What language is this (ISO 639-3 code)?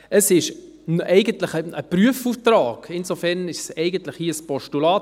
gsw